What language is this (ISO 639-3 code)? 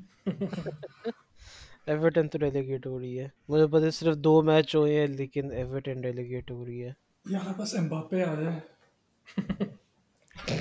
urd